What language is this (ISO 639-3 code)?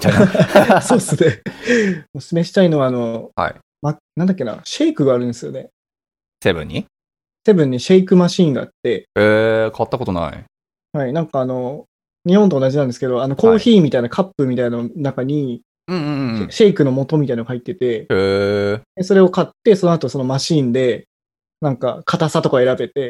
jpn